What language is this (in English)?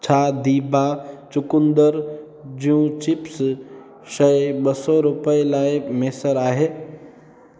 Sindhi